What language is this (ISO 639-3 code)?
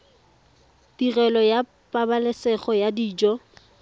tsn